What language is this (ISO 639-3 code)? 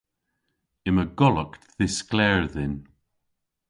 cor